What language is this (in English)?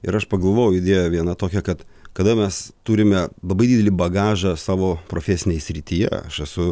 Lithuanian